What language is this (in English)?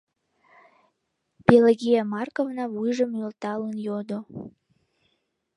Mari